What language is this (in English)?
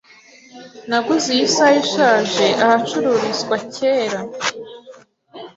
Kinyarwanda